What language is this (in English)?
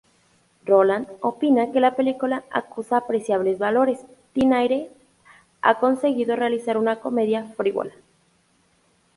Spanish